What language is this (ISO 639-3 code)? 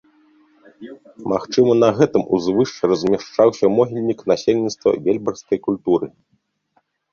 bel